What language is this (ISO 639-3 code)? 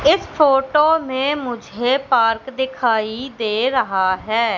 hin